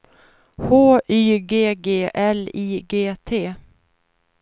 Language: Swedish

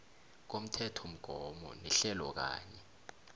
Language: South Ndebele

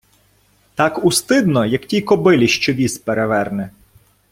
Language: Ukrainian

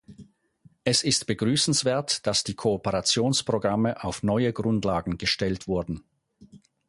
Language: German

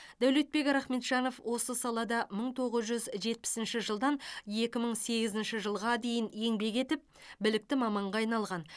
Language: Kazakh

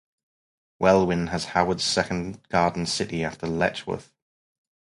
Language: English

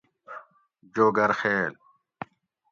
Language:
Gawri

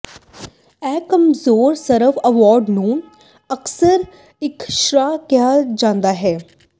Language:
Punjabi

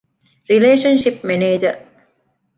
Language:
Divehi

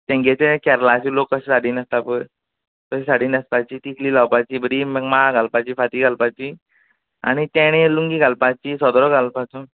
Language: Konkani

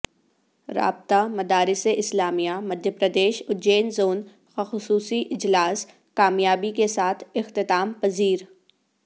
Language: Urdu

